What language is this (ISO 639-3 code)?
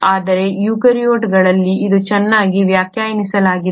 kan